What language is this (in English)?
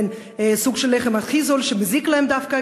Hebrew